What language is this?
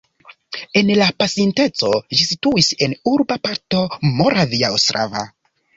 Esperanto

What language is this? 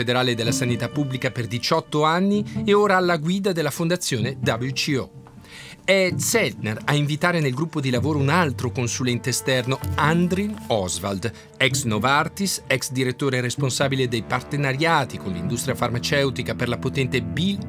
Italian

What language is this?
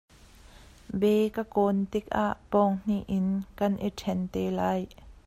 Hakha Chin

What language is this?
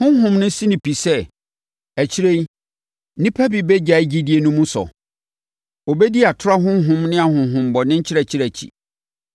Akan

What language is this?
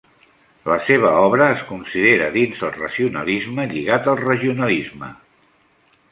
Catalan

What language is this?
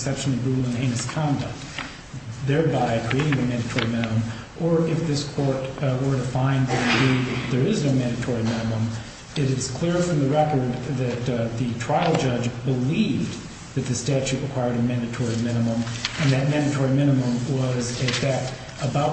English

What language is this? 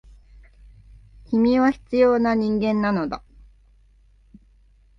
Japanese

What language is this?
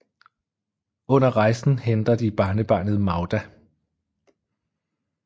Danish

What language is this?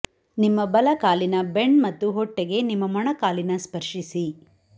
Kannada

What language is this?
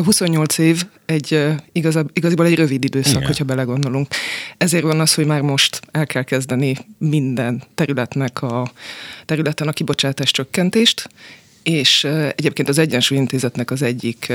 Hungarian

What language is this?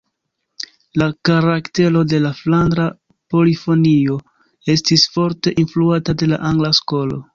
Esperanto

